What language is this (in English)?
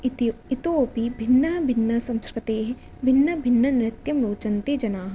Sanskrit